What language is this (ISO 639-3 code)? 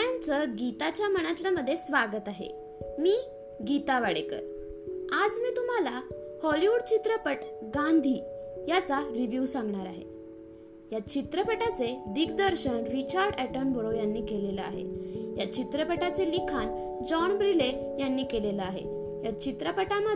mar